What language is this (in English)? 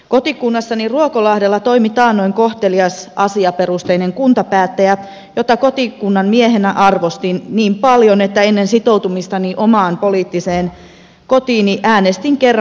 Finnish